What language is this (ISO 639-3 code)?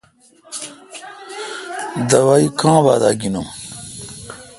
xka